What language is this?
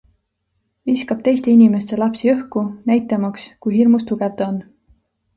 Estonian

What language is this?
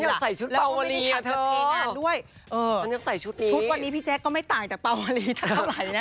Thai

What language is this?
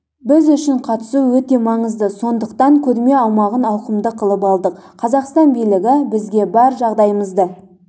Kazakh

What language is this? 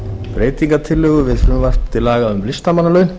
Icelandic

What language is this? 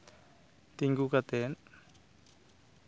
Santali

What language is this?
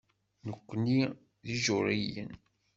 Kabyle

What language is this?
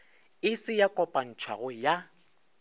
Northern Sotho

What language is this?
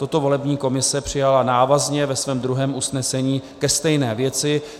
Czech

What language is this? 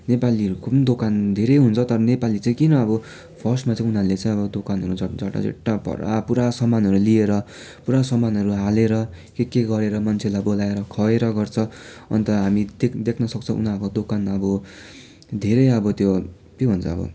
Nepali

